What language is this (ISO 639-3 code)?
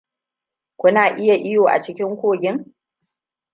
hau